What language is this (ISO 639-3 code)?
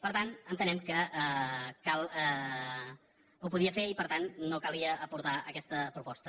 cat